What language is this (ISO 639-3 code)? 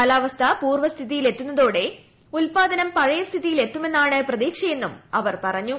mal